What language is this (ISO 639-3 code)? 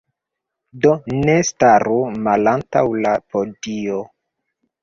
epo